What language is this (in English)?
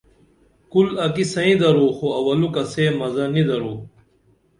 Dameli